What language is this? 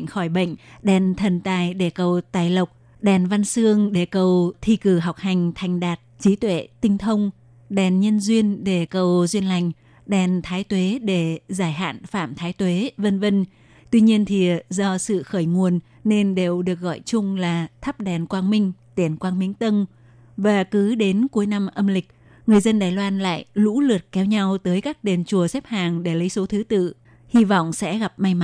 Vietnamese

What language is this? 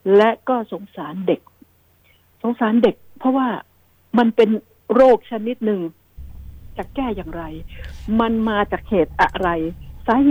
Thai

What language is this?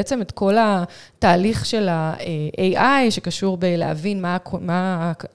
Hebrew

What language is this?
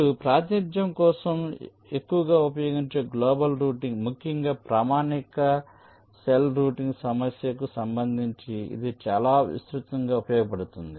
Telugu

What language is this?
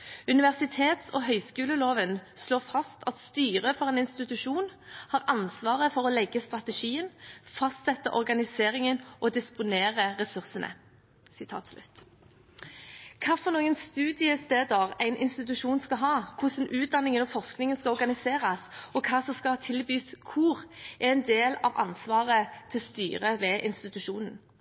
Norwegian Bokmål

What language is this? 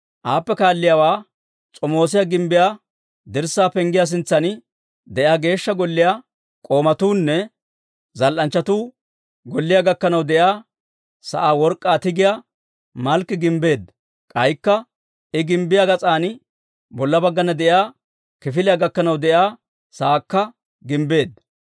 Dawro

